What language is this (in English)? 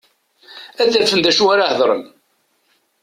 Kabyle